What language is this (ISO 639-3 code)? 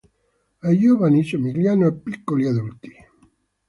ita